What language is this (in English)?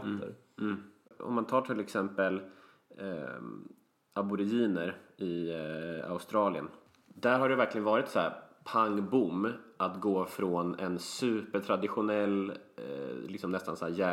Swedish